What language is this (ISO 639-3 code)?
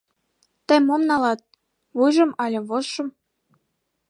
chm